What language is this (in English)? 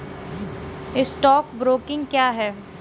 Hindi